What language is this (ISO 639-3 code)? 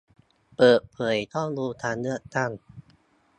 tha